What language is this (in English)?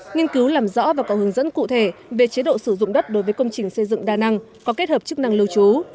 Vietnamese